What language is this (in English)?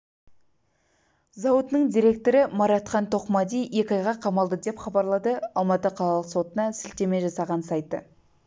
Kazakh